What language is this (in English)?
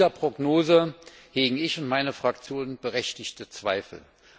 German